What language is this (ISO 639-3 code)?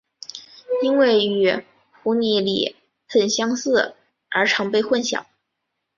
zho